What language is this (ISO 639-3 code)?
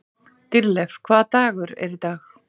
isl